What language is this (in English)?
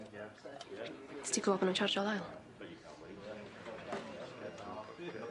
Welsh